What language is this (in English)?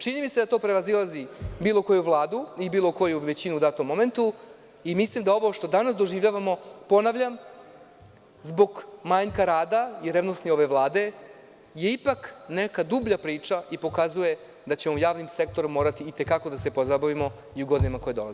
Serbian